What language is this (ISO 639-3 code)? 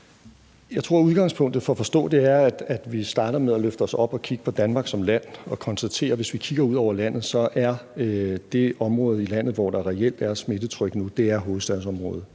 dan